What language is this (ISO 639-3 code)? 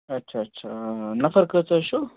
kas